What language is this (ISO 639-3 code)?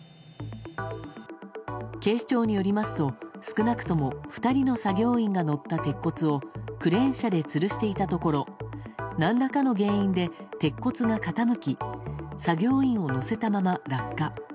jpn